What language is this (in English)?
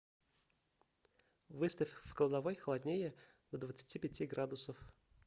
Russian